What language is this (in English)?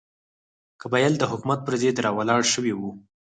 Pashto